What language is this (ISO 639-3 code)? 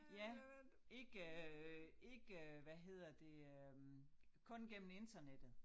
dan